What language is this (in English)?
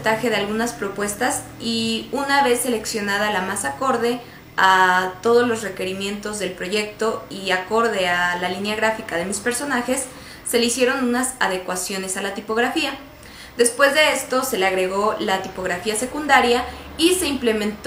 Spanish